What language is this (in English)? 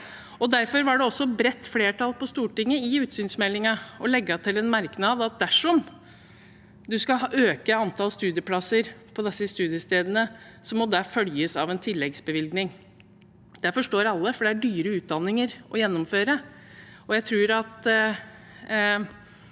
Norwegian